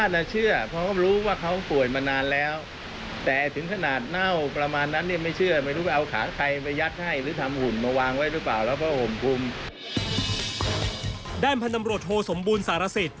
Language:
Thai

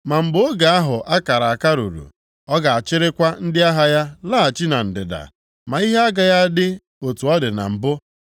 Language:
Igbo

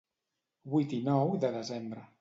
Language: Catalan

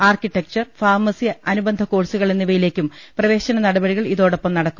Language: Malayalam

